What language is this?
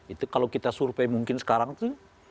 Indonesian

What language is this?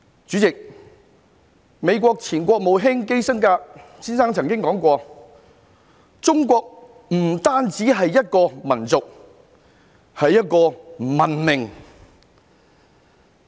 Cantonese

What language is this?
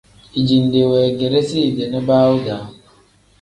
Tem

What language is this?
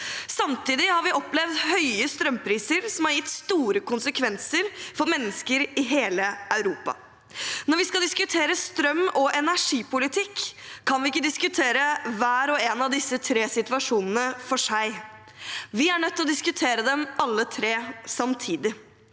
Norwegian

